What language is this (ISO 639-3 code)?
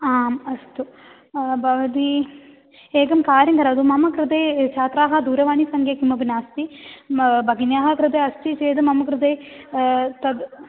san